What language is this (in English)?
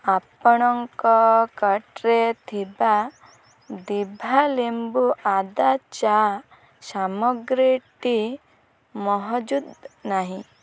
Odia